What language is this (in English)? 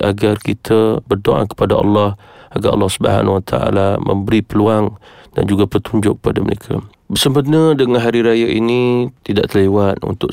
Malay